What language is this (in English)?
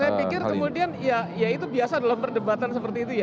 Indonesian